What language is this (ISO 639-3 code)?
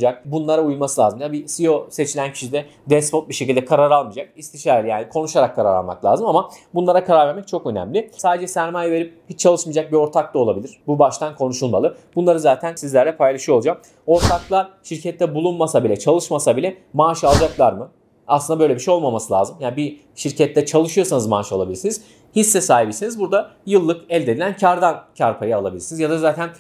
tur